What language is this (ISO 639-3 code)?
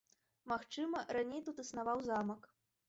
bel